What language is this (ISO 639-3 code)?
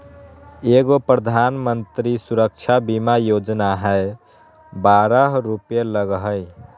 mag